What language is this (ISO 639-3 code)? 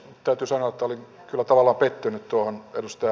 fin